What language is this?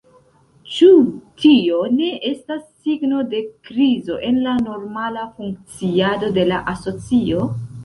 Esperanto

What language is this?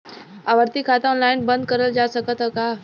Bhojpuri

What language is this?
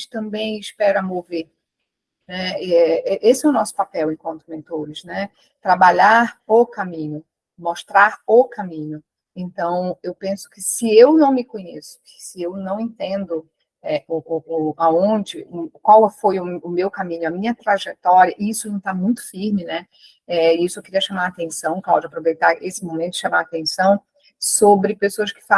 Portuguese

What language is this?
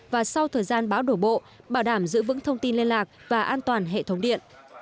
Vietnamese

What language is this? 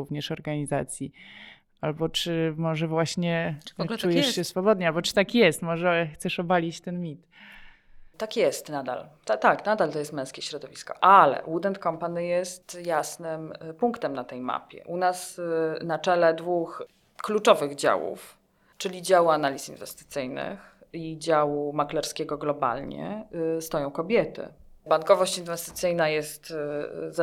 Polish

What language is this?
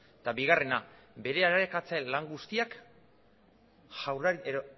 Basque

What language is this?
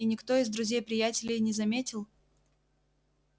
Russian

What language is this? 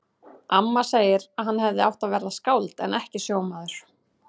Icelandic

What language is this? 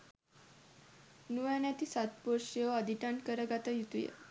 Sinhala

